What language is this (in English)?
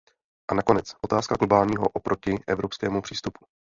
Czech